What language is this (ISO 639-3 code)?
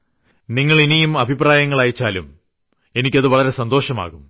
mal